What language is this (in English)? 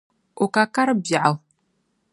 Dagbani